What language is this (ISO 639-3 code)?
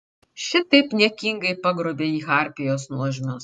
lit